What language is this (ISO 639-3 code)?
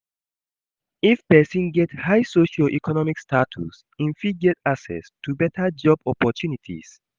pcm